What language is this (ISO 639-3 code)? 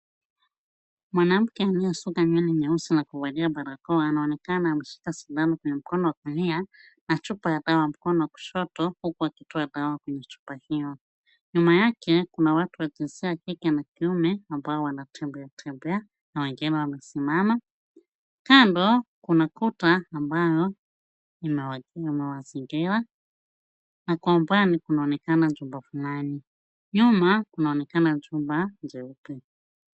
swa